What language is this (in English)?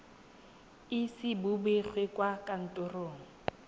Tswana